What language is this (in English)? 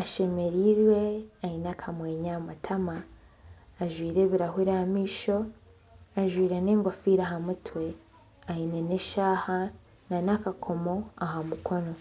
Nyankole